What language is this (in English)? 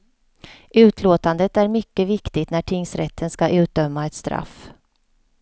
Swedish